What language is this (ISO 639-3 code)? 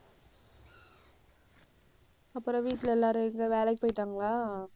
tam